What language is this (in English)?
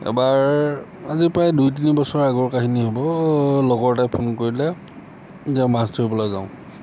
Assamese